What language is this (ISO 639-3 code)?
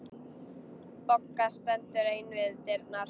isl